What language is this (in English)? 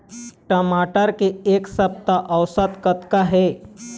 Chhattisgarhi